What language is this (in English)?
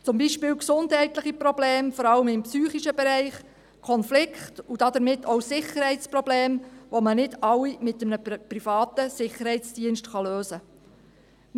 Swiss German